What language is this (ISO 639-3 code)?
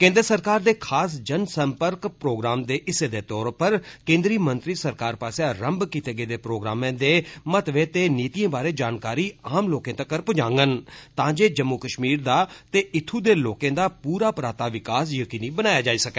doi